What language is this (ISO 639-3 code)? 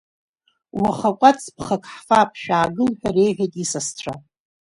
abk